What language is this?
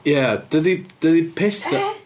Welsh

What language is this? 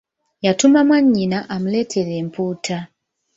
Ganda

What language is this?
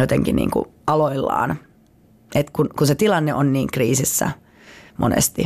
Finnish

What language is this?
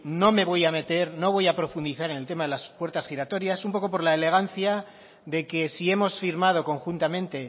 Spanish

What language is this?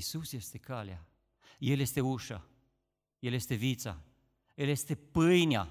Romanian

